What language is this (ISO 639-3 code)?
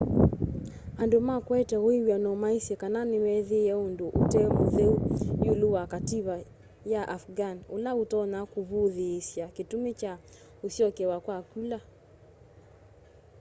kam